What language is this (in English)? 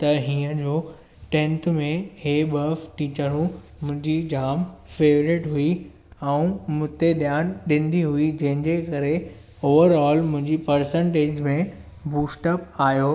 Sindhi